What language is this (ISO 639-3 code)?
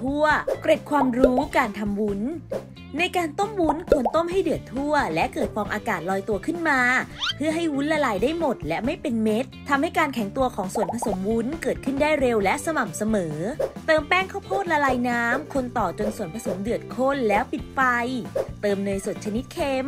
tha